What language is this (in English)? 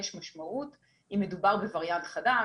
Hebrew